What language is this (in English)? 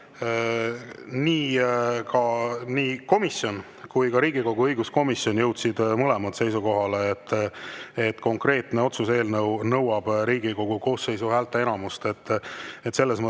Estonian